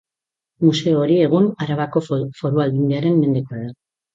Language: Basque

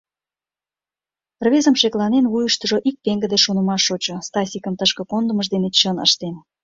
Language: Mari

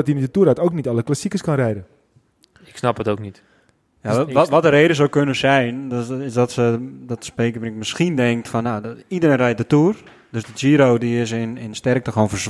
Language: Dutch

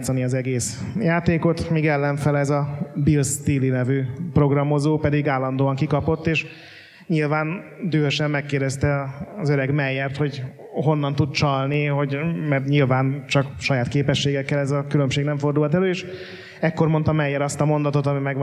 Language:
Hungarian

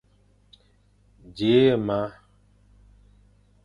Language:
Fang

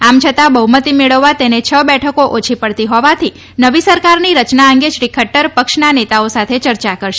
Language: Gujarati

